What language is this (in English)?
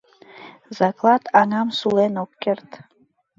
Mari